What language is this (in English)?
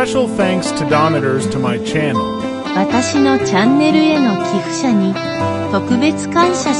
Japanese